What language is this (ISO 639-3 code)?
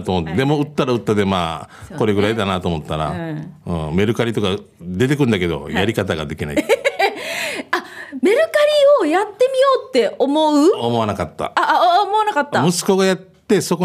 jpn